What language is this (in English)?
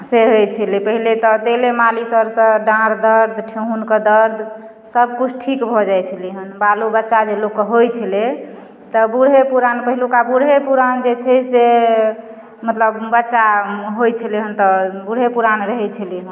Maithili